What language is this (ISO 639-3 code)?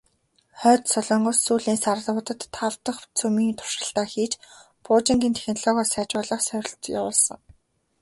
mon